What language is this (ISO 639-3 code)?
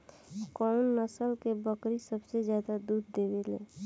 bho